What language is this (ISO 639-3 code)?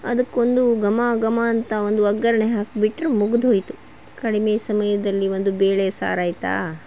kan